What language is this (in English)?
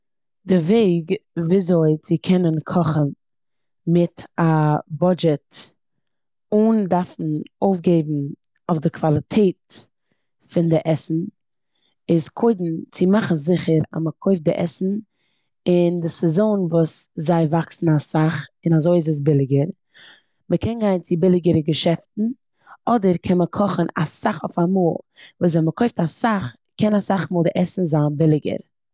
Yiddish